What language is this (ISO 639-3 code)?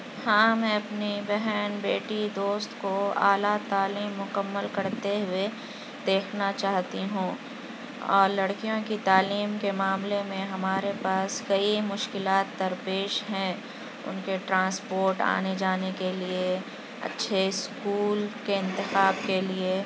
urd